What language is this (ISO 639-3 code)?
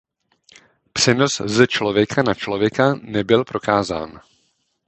ces